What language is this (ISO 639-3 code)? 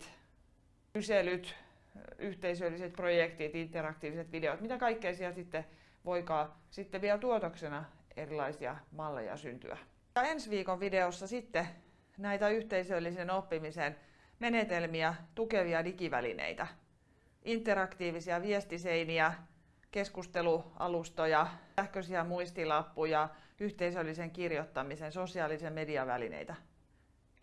fin